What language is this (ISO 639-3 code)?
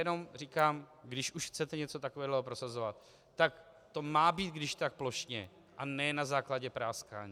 ces